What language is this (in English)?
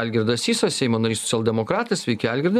Lithuanian